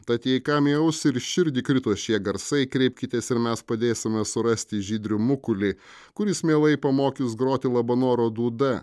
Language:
Lithuanian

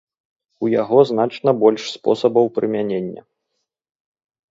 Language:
Belarusian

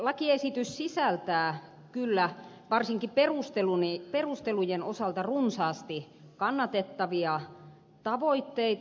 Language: Finnish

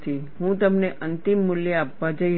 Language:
Gujarati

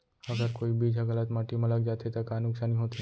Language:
Chhattisgarhi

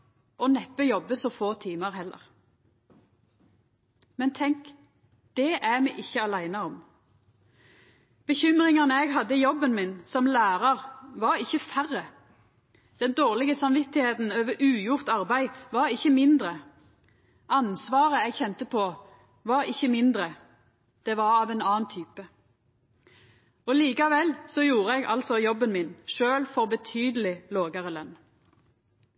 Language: Norwegian Nynorsk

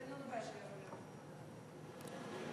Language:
Hebrew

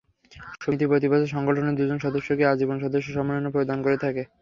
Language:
Bangla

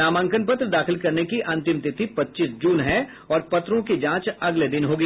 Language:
Hindi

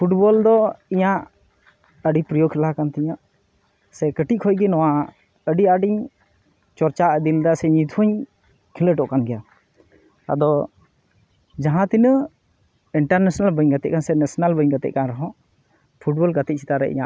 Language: Santali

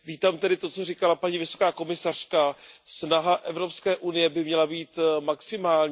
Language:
Czech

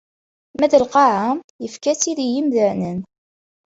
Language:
Kabyle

